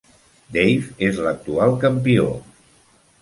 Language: Catalan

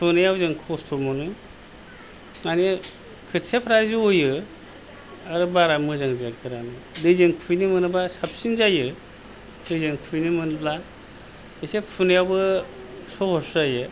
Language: Bodo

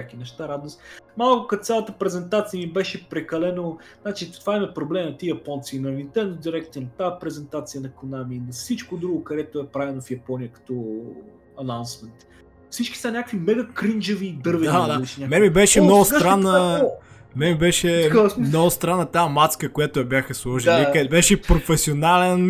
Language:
Bulgarian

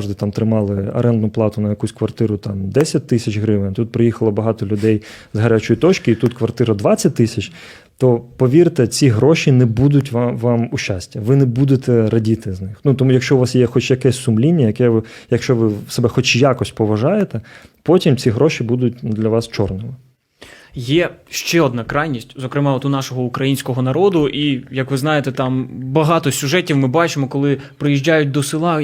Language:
Ukrainian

